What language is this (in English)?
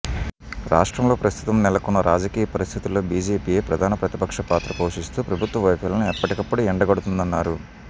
Telugu